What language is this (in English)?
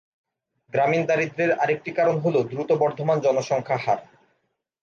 Bangla